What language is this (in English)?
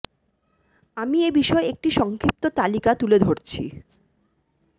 Bangla